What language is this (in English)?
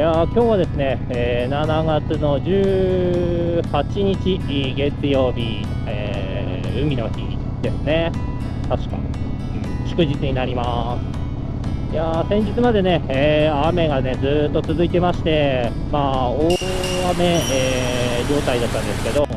Japanese